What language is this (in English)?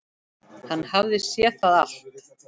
Icelandic